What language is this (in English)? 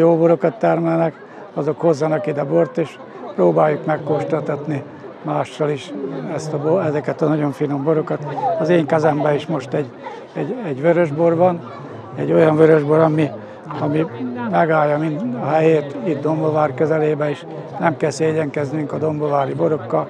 Hungarian